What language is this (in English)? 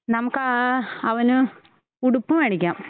Malayalam